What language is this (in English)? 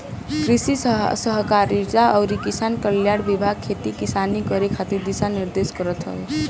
Bhojpuri